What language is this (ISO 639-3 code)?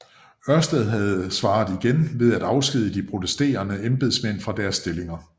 dan